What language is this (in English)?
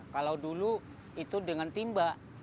Indonesian